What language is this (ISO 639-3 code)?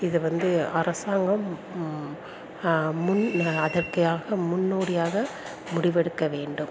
tam